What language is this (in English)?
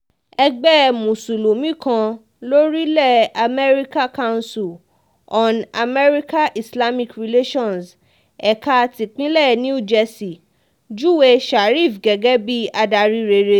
Yoruba